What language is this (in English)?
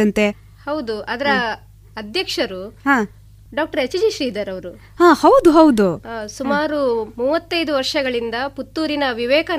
Kannada